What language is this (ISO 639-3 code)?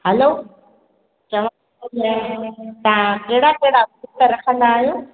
snd